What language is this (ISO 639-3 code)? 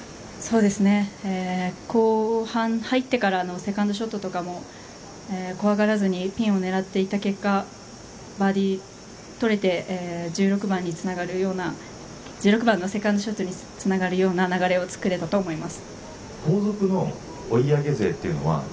jpn